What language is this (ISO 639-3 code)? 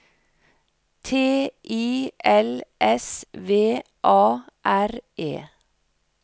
nor